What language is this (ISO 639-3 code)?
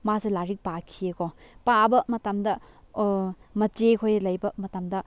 mni